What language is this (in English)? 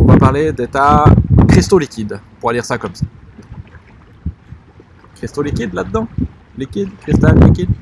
French